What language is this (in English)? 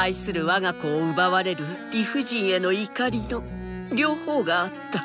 Japanese